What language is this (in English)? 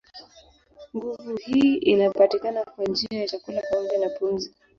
Swahili